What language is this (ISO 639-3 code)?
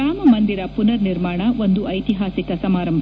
kan